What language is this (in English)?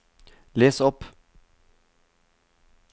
Norwegian